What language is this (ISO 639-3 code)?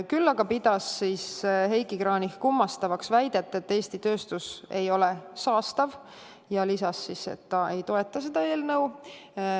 est